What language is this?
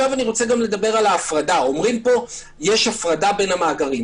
Hebrew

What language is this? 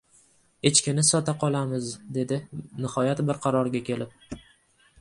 Uzbek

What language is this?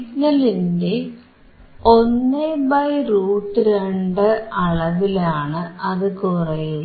Malayalam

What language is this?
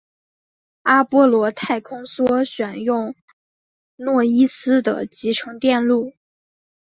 Chinese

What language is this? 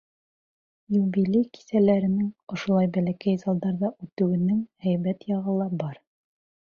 Bashkir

